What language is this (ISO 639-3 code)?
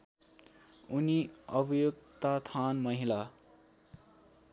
nep